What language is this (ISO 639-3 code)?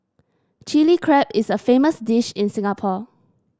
eng